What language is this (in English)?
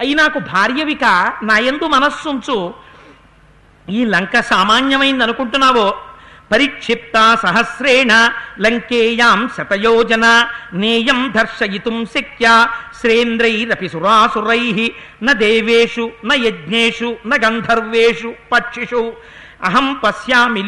Telugu